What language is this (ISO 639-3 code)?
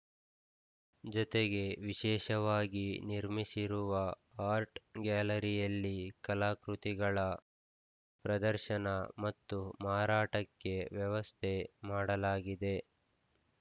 kan